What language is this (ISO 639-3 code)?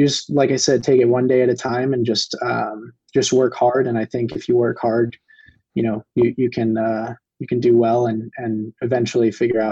eng